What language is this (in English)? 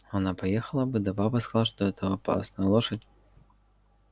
Russian